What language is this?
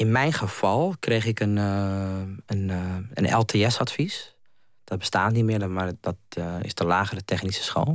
Dutch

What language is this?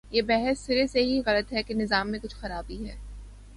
Urdu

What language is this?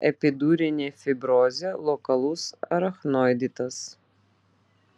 Lithuanian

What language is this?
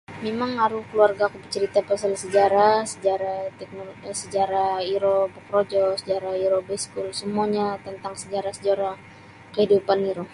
Sabah Bisaya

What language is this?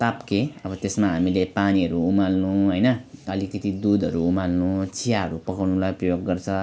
Nepali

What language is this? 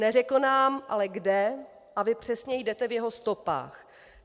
Czech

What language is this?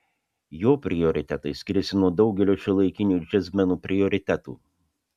Lithuanian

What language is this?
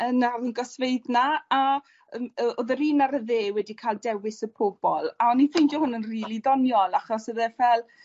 Welsh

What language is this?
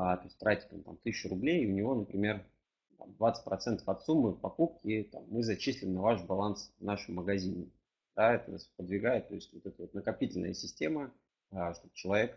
Russian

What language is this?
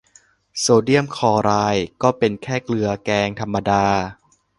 Thai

